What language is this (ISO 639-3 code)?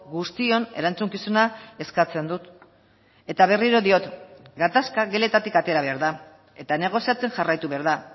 eus